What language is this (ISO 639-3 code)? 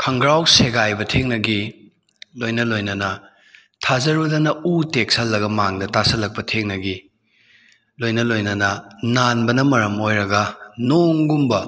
mni